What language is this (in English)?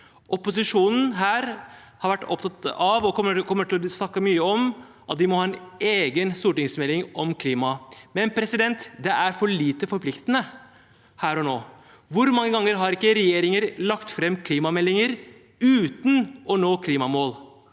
Norwegian